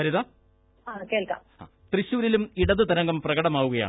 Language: Malayalam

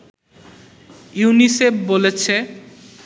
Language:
Bangla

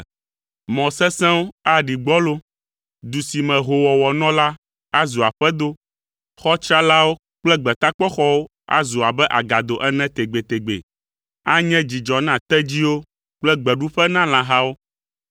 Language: Ewe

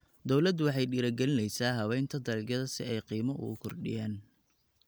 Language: Somali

